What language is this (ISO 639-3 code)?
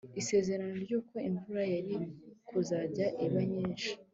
kin